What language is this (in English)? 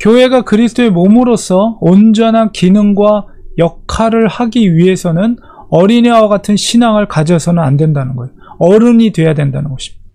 Korean